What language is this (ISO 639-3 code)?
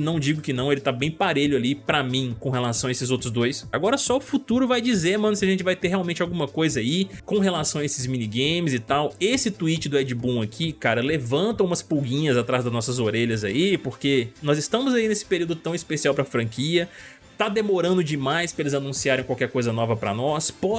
por